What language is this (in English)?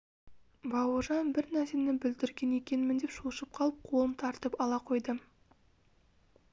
Kazakh